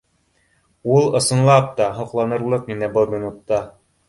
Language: Bashkir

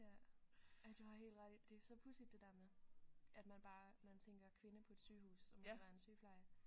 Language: Danish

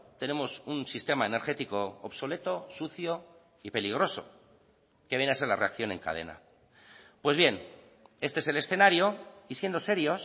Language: Spanish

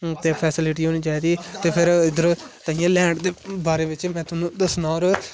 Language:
Dogri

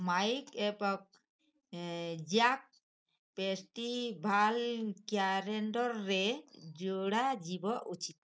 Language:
Odia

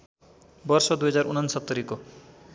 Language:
Nepali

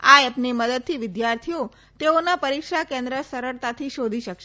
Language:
Gujarati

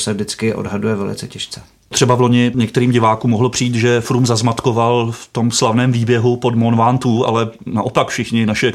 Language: Czech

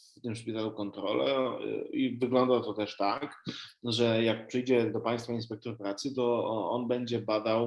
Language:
Polish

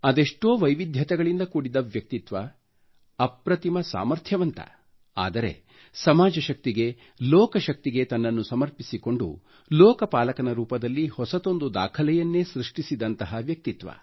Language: Kannada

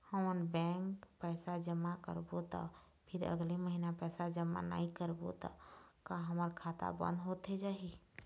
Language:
Chhattisgarhi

